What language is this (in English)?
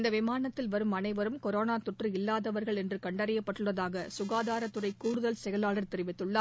Tamil